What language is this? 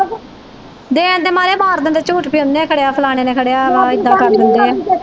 Punjabi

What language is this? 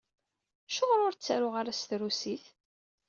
Kabyle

